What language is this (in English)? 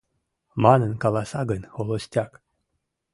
Mari